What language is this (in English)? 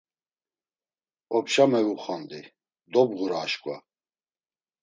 Laz